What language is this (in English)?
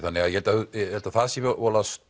Icelandic